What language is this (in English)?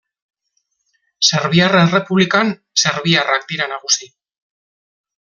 Basque